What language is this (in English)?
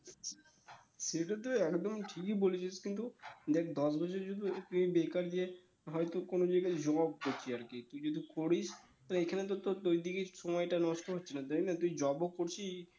Bangla